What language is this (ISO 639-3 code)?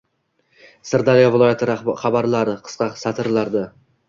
uzb